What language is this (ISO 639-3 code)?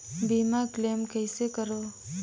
hne